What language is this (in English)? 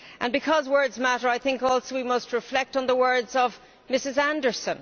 English